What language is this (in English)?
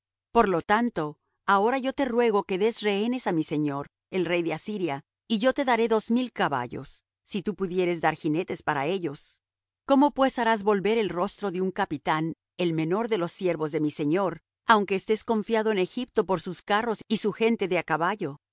Spanish